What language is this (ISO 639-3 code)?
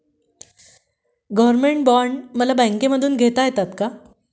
mar